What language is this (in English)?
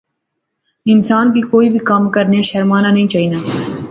Pahari-Potwari